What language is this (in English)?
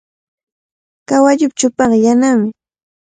Cajatambo North Lima Quechua